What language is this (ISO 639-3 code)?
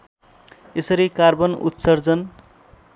nep